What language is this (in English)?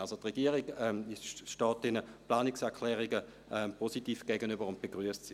Swiss German